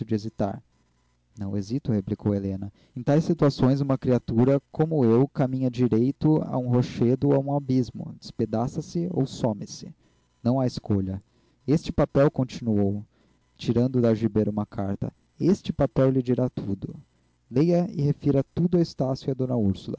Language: Portuguese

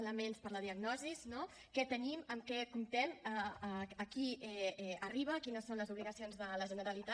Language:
Catalan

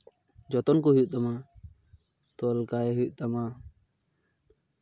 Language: Santali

